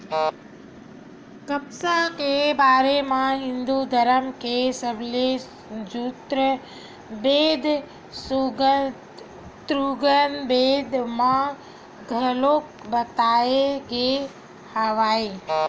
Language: Chhattisgarhi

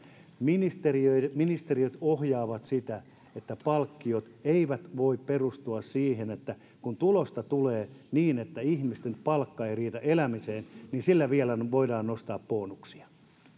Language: Finnish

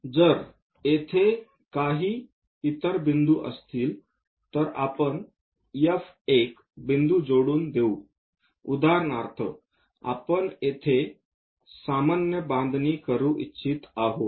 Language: Marathi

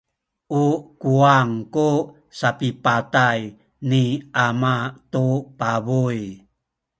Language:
Sakizaya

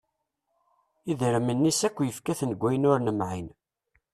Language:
Kabyle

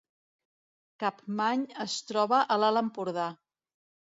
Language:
Catalan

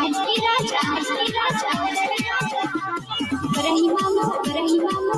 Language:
Hindi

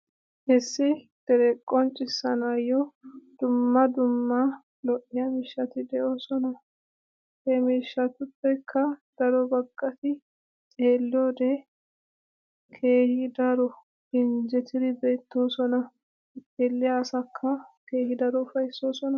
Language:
Wolaytta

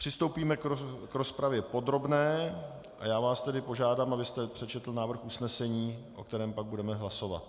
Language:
Czech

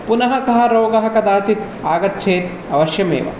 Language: Sanskrit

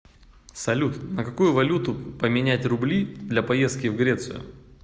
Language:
Russian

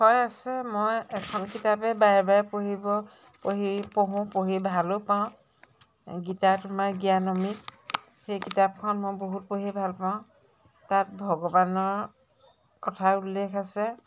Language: Assamese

